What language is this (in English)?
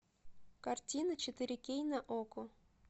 Russian